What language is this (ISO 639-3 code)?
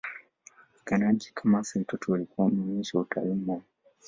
swa